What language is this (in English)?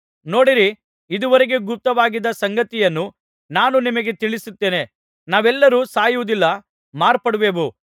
Kannada